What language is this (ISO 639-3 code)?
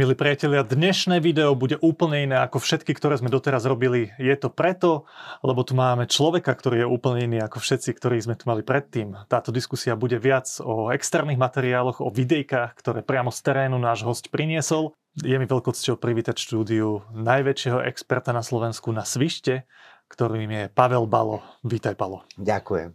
slk